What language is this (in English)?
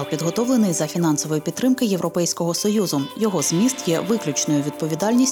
Ukrainian